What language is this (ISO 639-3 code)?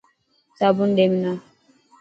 mki